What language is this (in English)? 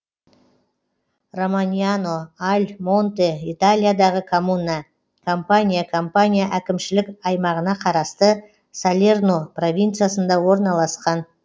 Kazakh